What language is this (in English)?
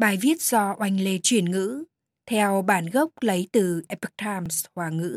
Vietnamese